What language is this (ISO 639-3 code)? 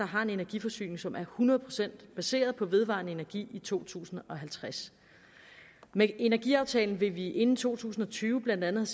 dan